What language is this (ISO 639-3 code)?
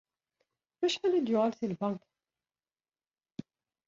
kab